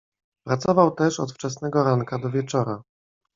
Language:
Polish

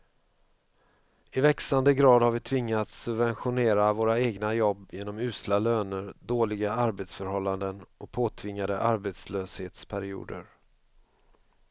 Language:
Swedish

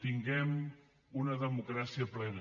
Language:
Catalan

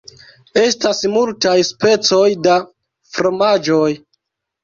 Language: Esperanto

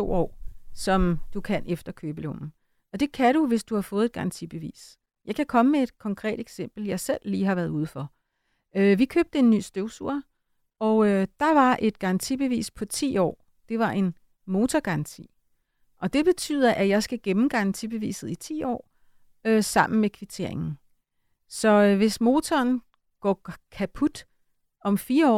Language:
Danish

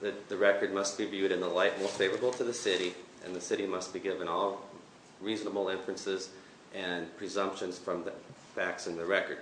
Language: English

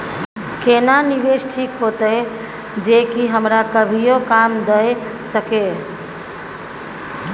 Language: Maithili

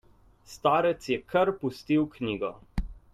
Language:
Slovenian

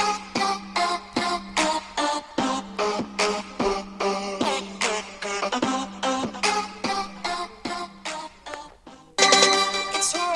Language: Russian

